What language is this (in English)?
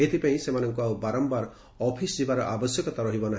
Odia